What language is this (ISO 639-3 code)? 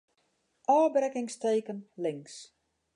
fry